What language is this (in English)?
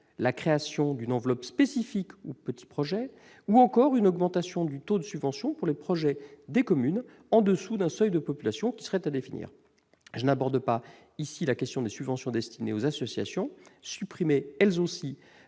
French